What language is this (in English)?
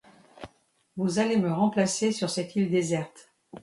French